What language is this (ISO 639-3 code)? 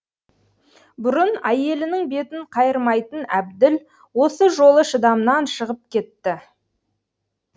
kaz